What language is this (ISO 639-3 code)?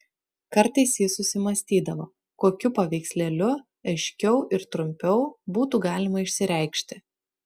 lit